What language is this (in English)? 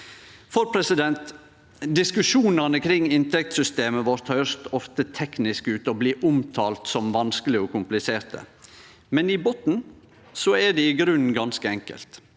Norwegian